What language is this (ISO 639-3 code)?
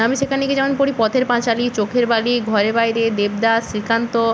ben